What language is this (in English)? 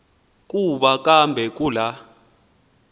Xhosa